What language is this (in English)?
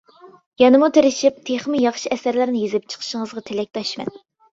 Uyghur